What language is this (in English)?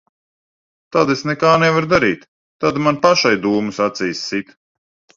Latvian